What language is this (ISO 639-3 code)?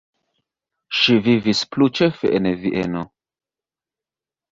epo